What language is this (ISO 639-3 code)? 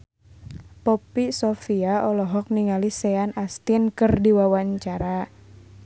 sun